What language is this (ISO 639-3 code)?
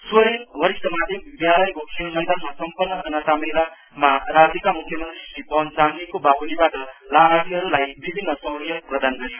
nep